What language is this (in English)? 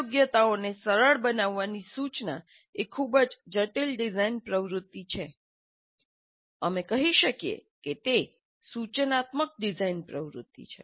Gujarati